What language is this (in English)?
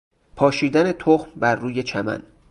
Persian